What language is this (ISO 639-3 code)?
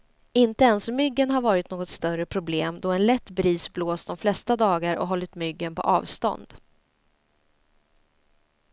swe